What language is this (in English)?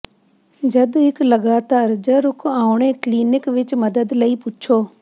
Punjabi